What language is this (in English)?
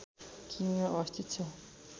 Nepali